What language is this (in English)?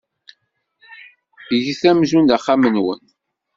Kabyle